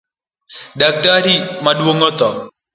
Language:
Luo (Kenya and Tanzania)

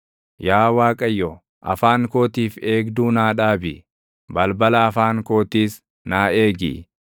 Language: Oromo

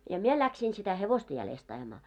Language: Finnish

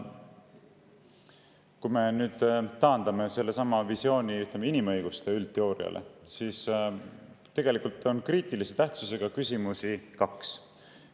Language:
Estonian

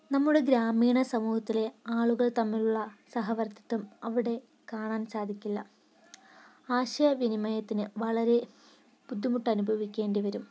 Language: Malayalam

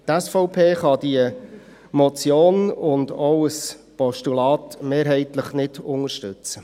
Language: Swiss German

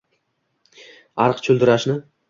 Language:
Uzbek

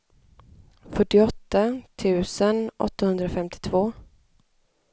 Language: Swedish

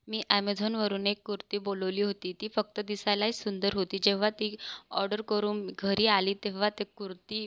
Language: Marathi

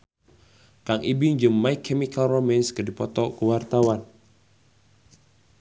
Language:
Sundanese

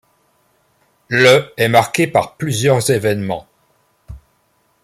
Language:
French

